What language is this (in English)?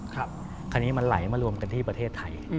Thai